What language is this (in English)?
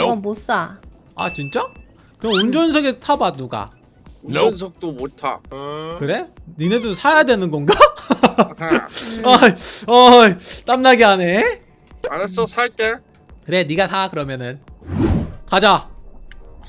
Korean